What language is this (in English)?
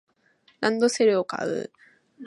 Japanese